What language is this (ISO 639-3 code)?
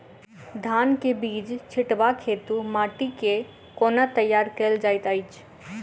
mai